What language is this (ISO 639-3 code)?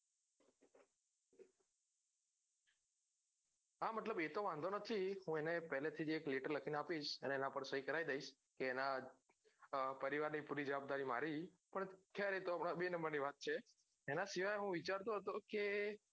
guj